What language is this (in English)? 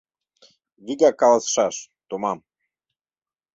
Mari